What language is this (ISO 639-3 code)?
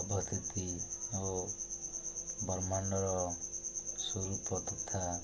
ori